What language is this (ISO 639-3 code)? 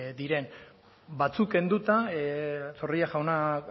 eus